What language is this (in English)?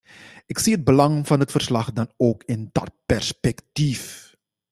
Dutch